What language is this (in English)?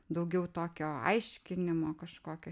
Lithuanian